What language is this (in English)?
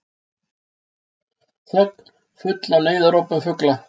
Icelandic